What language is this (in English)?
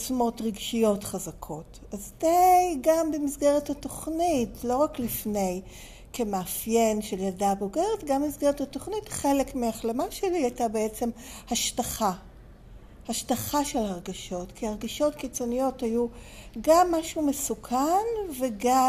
Hebrew